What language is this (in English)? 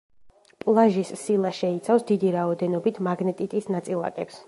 Georgian